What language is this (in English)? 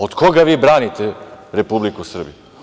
Serbian